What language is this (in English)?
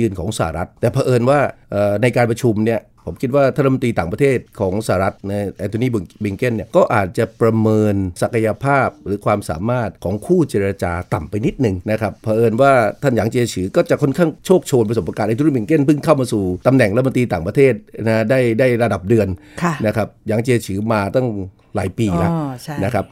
Thai